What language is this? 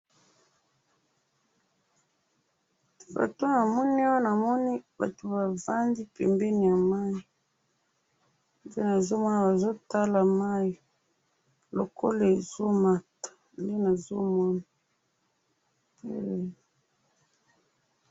Lingala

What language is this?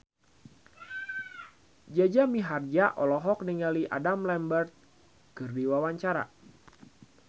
Sundanese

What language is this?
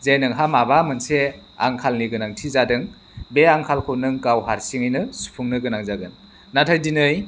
Bodo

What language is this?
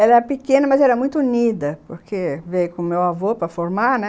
Portuguese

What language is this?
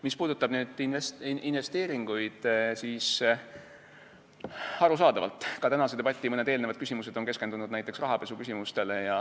Estonian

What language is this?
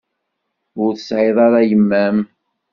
Kabyle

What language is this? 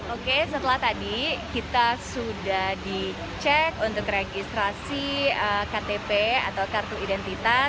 Indonesian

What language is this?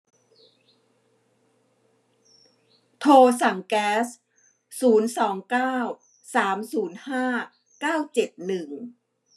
Thai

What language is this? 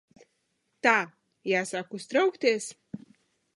Latvian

